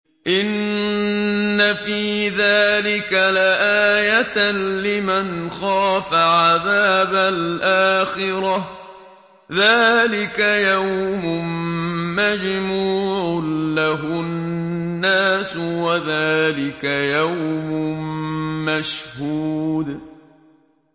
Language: Arabic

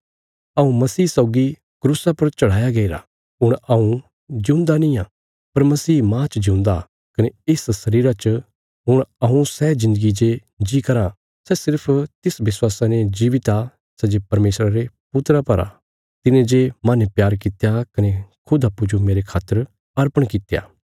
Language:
Bilaspuri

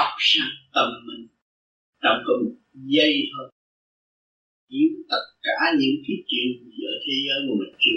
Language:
Vietnamese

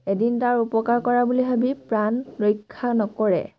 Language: Assamese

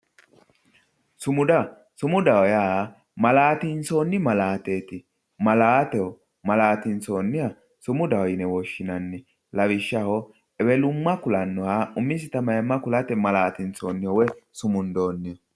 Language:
Sidamo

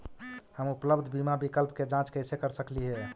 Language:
Magahi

